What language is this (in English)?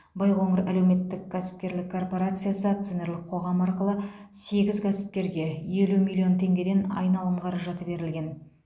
Kazakh